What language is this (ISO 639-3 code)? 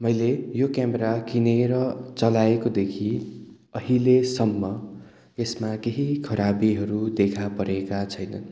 nep